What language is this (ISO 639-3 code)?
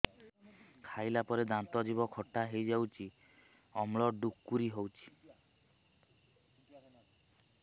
ori